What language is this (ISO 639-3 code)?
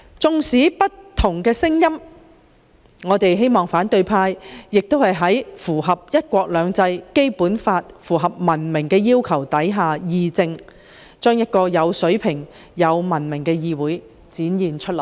yue